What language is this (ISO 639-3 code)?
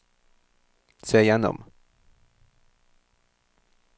nor